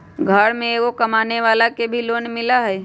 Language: Magahi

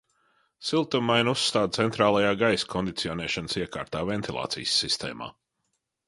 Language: Latvian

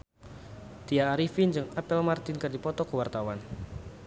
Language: Sundanese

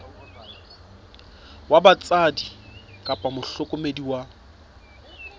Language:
Southern Sotho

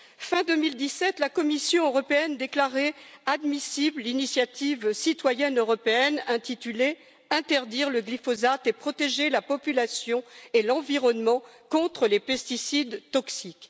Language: French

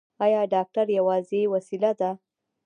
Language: Pashto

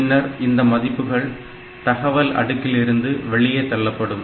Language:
Tamil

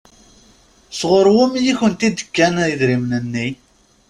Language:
Kabyle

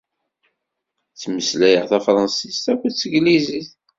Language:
Kabyle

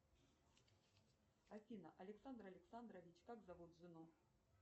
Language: Russian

